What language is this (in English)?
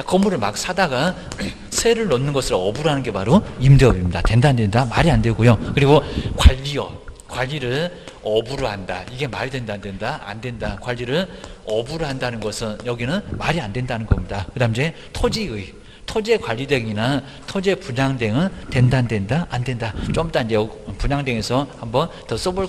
Korean